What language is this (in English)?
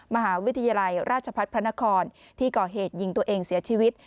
Thai